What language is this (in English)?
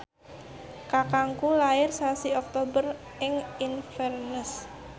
Javanese